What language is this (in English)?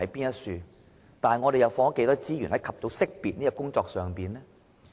Cantonese